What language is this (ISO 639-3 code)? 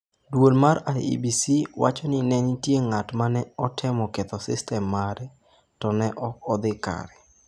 luo